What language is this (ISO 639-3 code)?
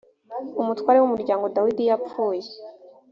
kin